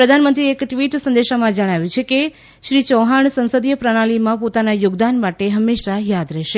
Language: Gujarati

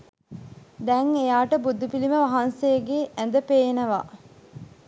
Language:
Sinhala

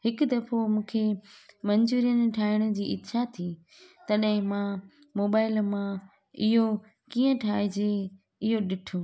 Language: Sindhi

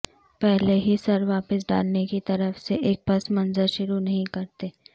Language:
Urdu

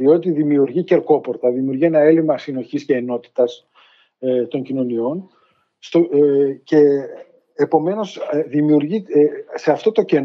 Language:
Greek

